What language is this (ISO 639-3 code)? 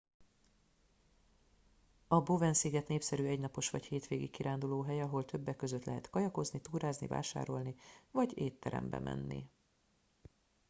hun